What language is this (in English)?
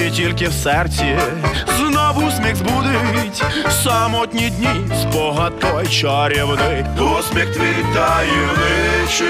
Ukrainian